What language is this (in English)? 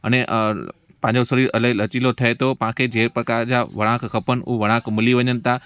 Sindhi